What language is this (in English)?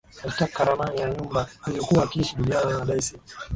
Swahili